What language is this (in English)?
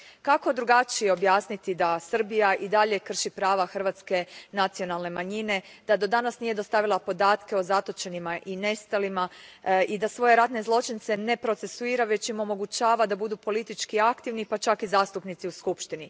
Croatian